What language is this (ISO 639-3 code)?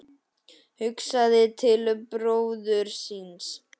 isl